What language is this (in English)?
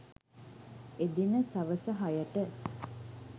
Sinhala